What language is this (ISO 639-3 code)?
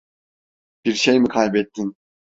tur